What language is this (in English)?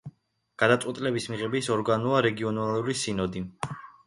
Georgian